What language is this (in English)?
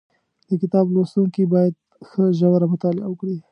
Pashto